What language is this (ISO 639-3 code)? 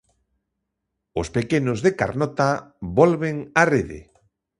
glg